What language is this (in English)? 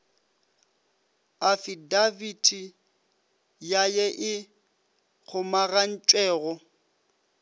Northern Sotho